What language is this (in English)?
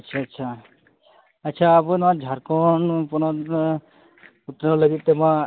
Santali